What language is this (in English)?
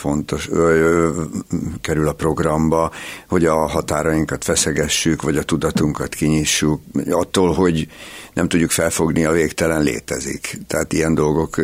Hungarian